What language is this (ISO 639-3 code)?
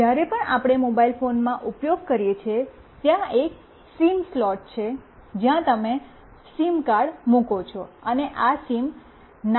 guj